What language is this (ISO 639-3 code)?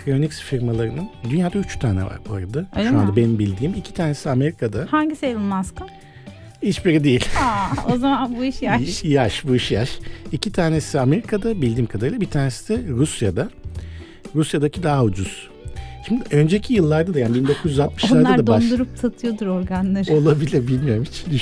tur